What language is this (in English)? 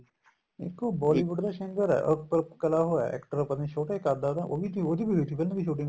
Punjabi